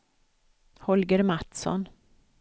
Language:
Swedish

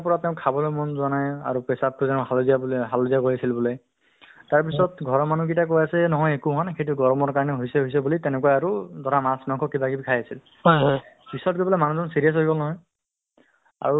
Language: Assamese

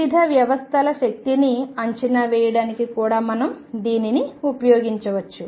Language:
Telugu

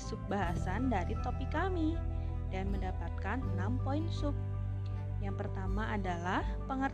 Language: Indonesian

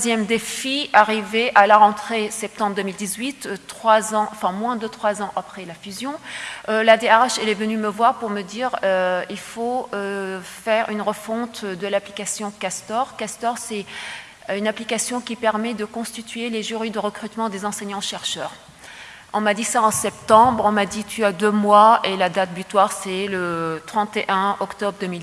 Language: French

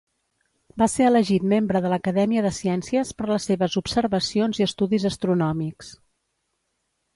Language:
Catalan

